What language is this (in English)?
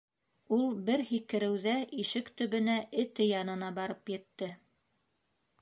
Bashkir